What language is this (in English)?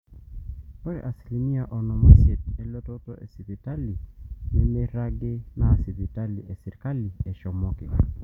Masai